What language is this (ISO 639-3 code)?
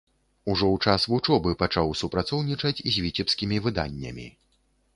bel